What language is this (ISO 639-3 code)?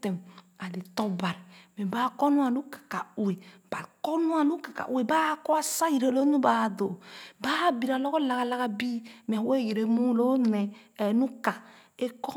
ogo